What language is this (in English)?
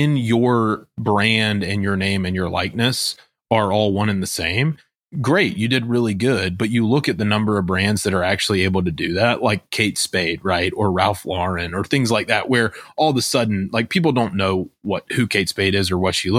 English